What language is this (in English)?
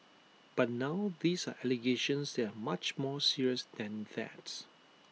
English